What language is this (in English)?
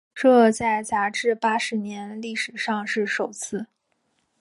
Chinese